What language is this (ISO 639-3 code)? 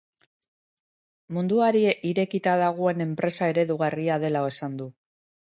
eus